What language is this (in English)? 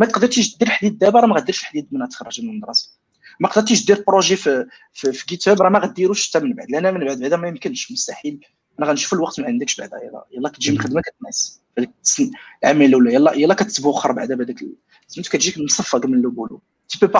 Arabic